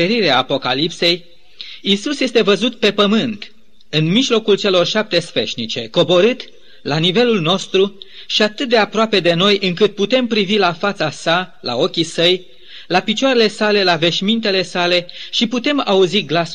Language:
Romanian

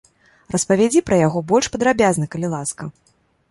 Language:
Belarusian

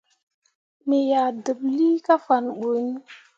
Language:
Mundang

